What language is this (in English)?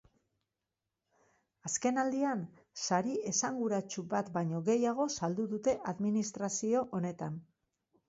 Basque